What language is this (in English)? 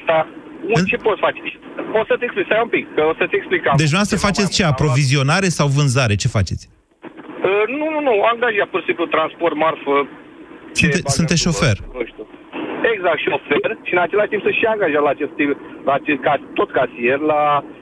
Romanian